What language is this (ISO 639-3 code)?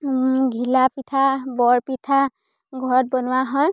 asm